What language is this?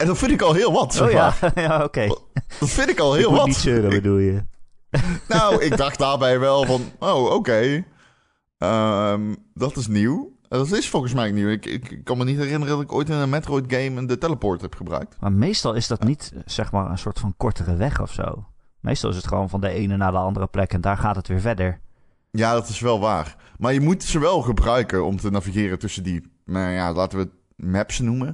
Dutch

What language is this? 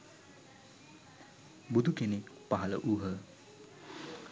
Sinhala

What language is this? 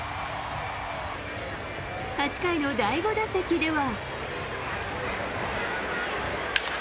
Japanese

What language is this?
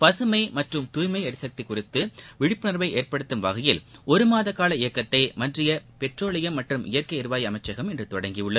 Tamil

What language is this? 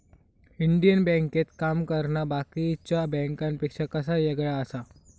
Marathi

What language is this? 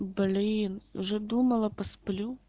Russian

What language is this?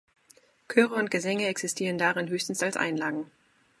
German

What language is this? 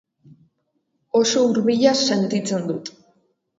Basque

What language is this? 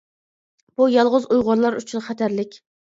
Uyghur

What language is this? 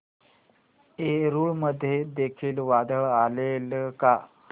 Marathi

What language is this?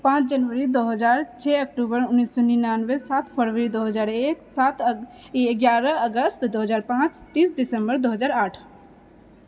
Maithili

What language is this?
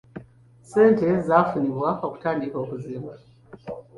Ganda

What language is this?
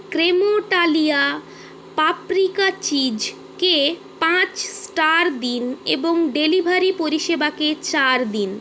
Bangla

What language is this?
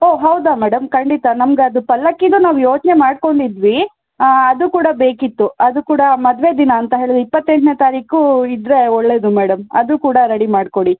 Kannada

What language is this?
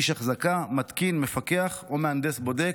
Hebrew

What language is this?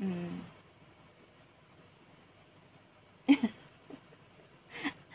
English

